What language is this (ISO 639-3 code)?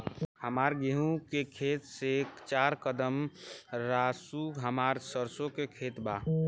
bho